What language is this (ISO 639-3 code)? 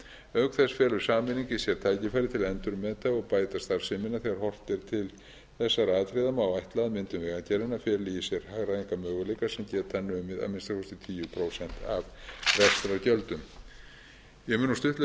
isl